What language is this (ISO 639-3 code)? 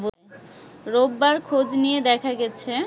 ben